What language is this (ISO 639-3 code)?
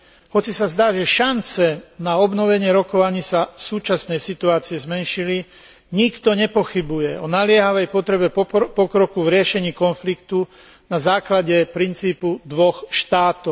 slk